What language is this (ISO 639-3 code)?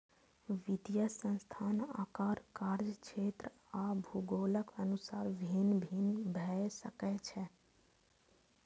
mai